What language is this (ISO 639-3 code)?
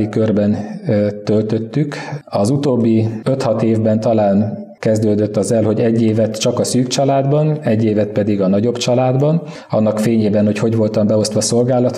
hun